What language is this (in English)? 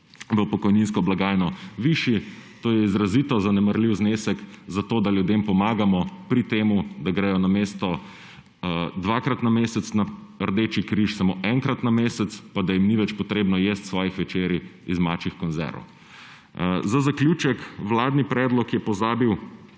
Slovenian